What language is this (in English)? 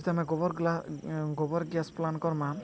Odia